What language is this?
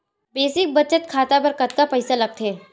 Chhattisgarhi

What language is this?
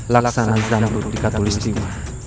Indonesian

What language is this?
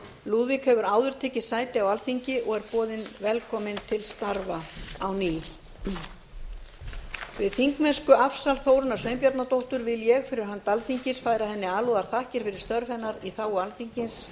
Icelandic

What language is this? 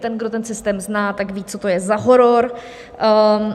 Czech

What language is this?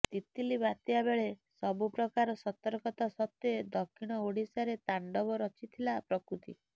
Odia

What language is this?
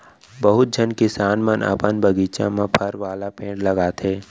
Chhattisgarhi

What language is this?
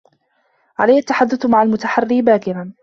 Arabic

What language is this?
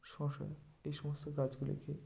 Bangla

